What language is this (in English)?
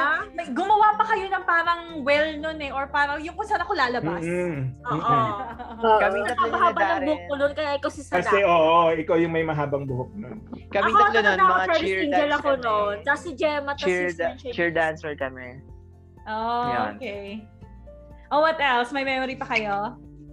Filipino